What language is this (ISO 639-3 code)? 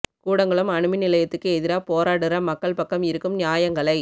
tam